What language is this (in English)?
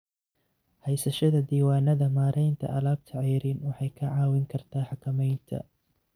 Somali